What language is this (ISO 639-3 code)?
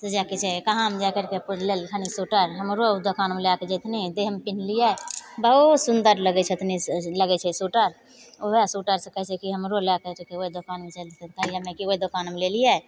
mai